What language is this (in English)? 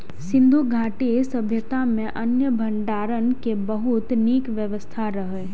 Maithili